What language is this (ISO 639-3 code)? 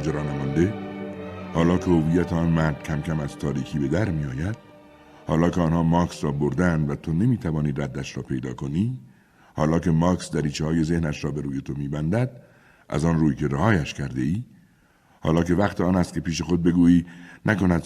fas